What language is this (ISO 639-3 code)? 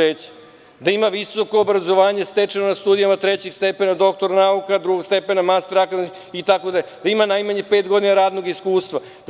srp